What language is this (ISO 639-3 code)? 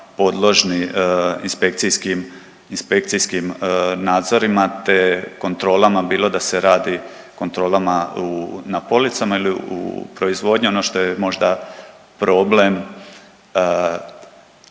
hrv